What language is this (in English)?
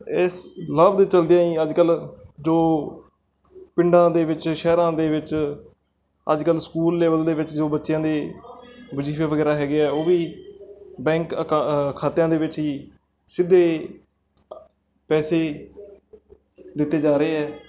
Punjabi